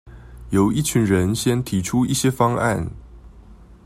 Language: Chinese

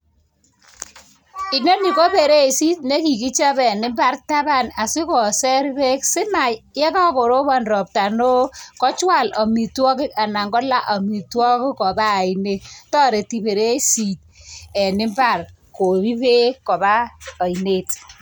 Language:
Kalenjin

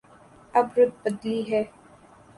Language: Urdu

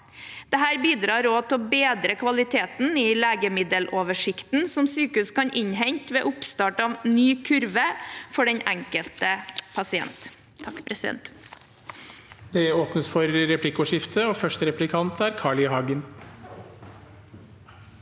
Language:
Norwegian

